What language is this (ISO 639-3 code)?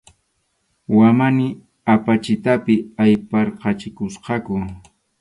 qxu